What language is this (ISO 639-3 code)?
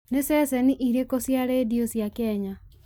kik